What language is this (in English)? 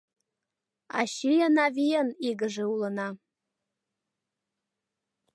Mari